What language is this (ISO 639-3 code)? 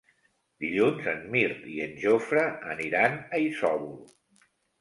cat